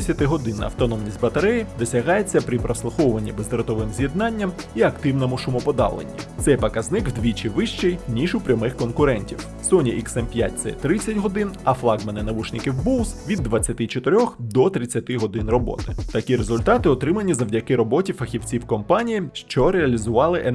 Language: Ukrainian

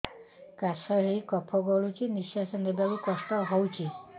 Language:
Odia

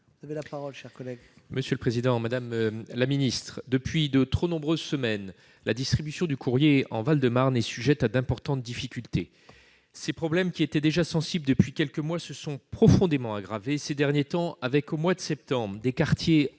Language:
French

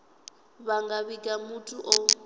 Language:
Venda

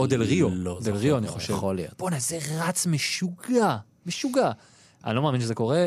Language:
Hebrew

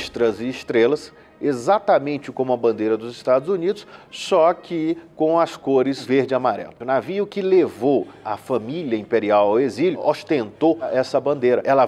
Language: Portuguese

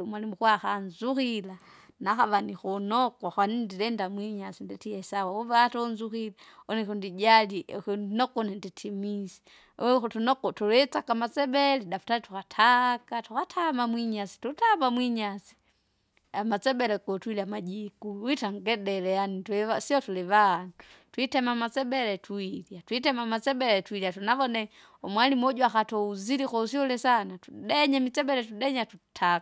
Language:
Kinga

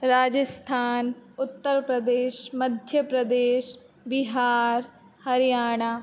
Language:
Sanskrit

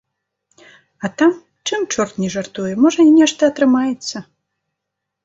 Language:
Belarusian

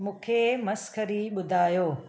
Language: Sindhi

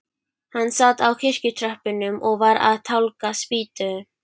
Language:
Icelandic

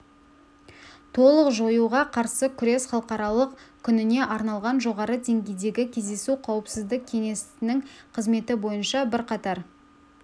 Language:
Kazakh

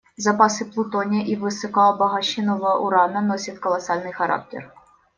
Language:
Russian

